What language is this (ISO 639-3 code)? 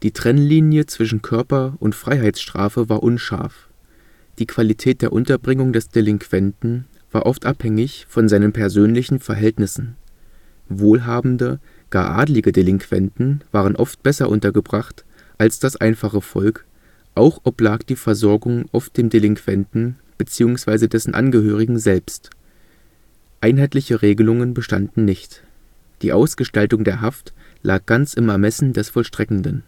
deu